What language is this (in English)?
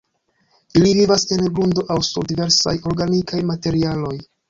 Esperanto